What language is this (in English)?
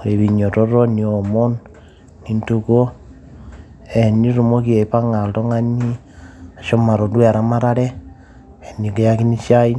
Masai